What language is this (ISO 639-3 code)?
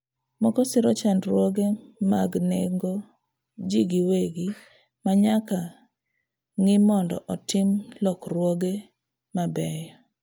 luo